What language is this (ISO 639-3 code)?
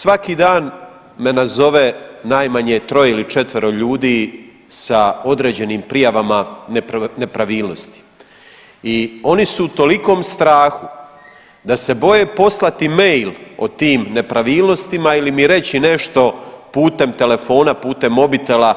hrv